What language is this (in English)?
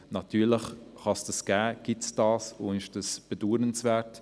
Swiss German